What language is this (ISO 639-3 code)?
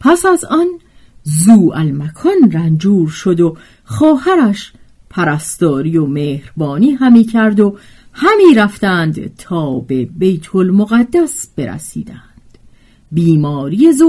fas